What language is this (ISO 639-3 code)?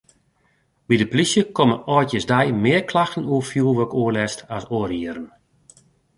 fry